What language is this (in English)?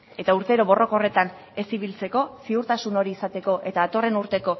Basque